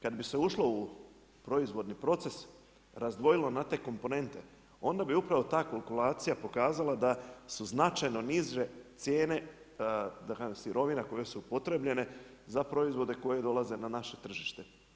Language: Croatian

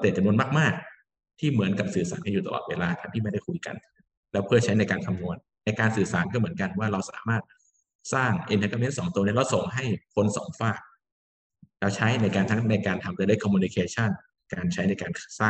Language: Thai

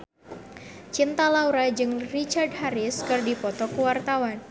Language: Sundanese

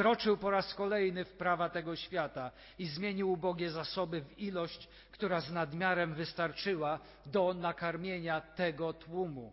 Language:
Polish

